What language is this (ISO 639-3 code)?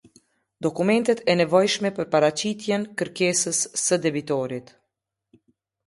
sqi